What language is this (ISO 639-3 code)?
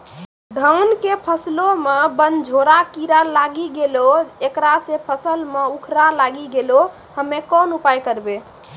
mai